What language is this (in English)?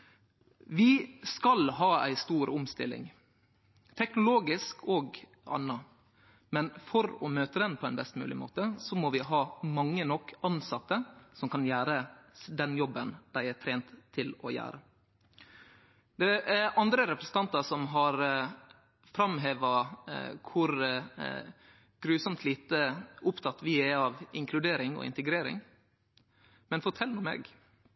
Norwegian Nynorsk